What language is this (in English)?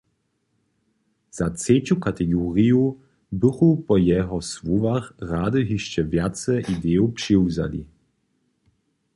Upper Sorbian